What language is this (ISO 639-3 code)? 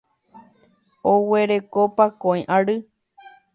grn